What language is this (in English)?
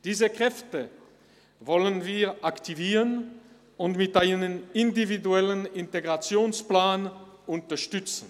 Swiss German